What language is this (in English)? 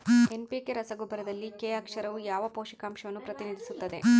Kannada